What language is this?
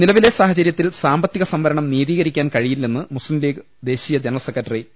Malayalam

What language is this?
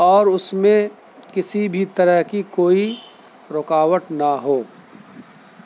Urdu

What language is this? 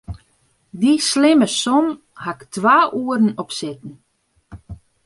Western Frisian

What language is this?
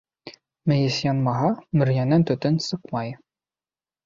Bashkir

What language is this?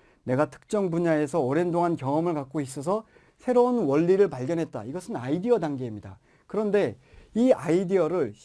Korean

